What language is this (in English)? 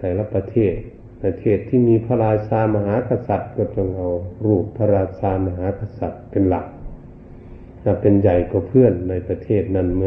Thai